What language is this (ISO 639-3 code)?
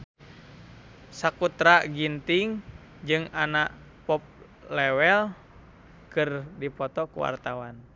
sun